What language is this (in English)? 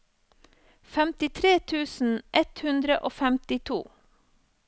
Norwegian